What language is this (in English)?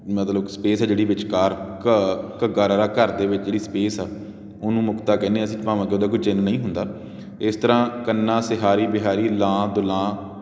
Punjabi